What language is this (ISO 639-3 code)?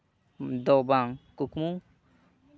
sat